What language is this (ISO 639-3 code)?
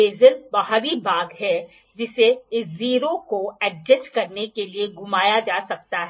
hin